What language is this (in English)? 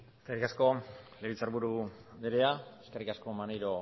Basque